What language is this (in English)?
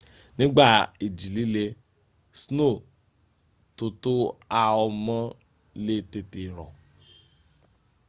Yoruba